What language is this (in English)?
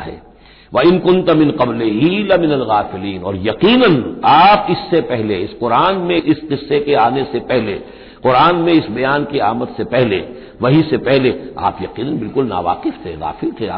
Hindi